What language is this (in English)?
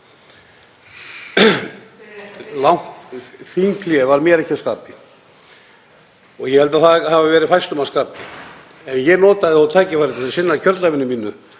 Icelandic